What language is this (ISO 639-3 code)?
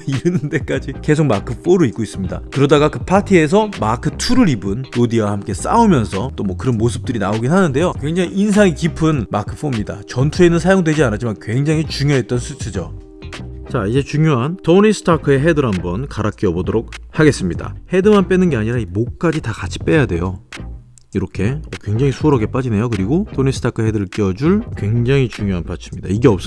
kor